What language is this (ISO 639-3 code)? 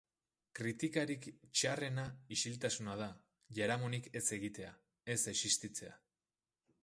eus